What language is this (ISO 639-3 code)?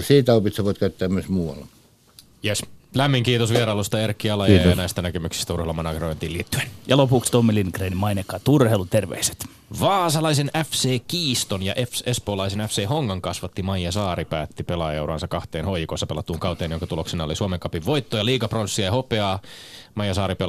fin